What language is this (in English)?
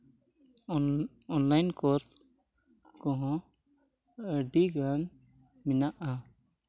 Santali